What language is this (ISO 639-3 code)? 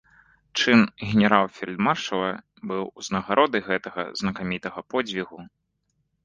bel